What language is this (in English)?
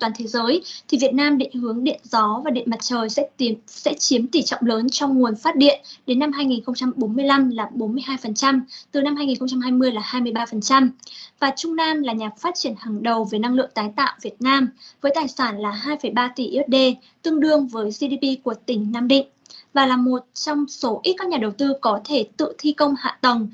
Vietnamese